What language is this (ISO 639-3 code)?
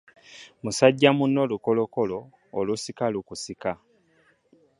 lug